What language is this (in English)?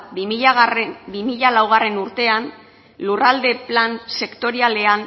Basque